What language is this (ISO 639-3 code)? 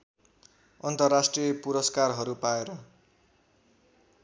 nep